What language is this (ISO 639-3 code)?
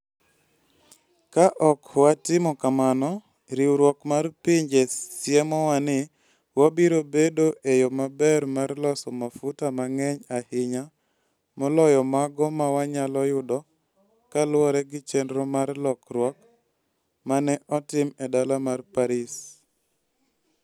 luo